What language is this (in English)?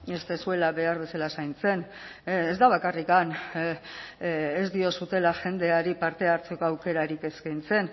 Basque